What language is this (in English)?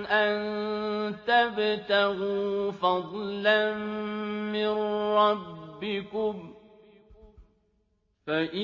Arabic